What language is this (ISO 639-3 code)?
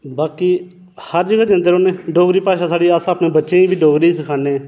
doi